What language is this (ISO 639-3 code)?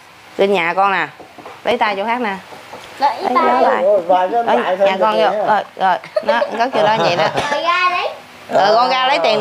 vie